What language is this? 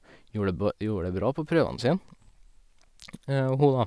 Norwegian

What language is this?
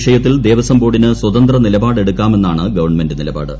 Malayalam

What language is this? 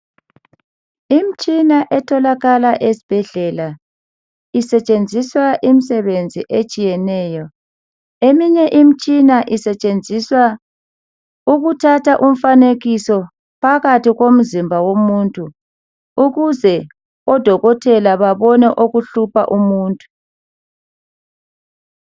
North Ndebele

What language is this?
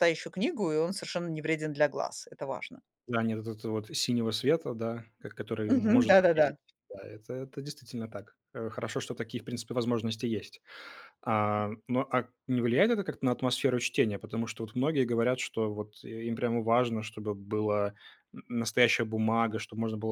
Russian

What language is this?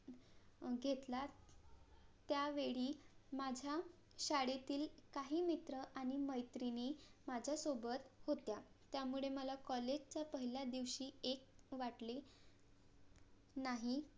Marathi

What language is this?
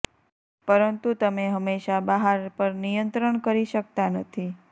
Gujarati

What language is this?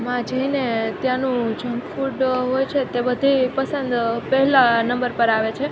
Gujarati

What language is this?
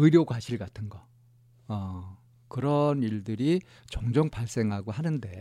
Korean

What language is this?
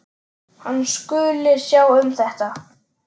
Icelandic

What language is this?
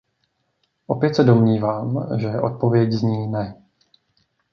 Czech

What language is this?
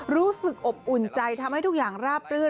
Thai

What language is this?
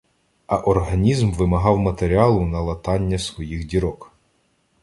Ukrainian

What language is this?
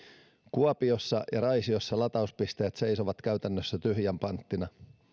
Finnish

